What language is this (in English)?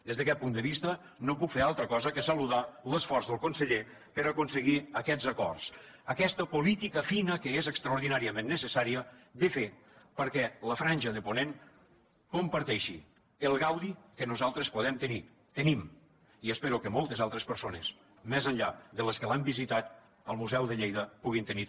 Catalan